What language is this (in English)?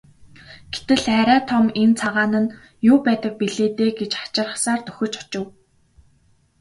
Mongolian